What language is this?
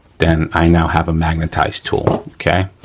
English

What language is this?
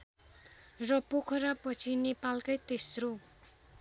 Nepali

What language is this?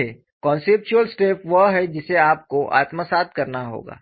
Hindi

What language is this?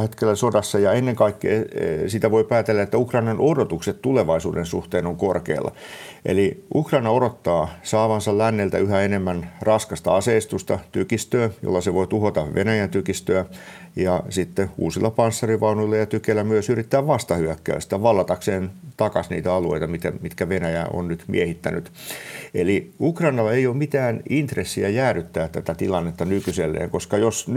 Finnish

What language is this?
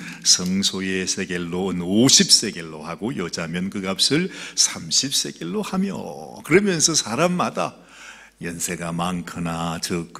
Korean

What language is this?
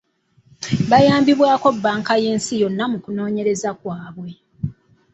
Ganda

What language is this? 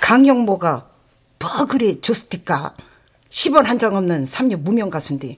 Korean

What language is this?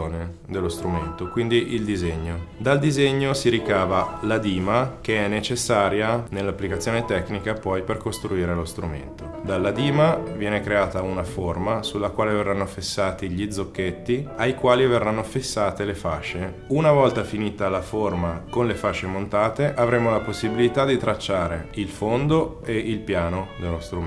Italian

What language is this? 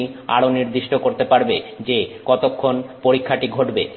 Bangla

